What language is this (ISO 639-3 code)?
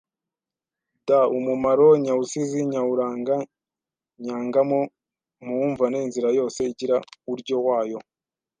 kin